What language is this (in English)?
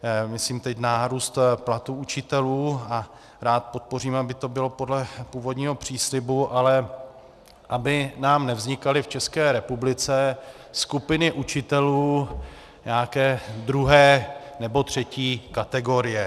Czech